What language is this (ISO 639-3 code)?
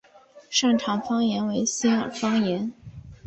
zho